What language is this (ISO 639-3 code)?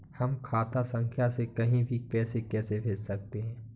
hin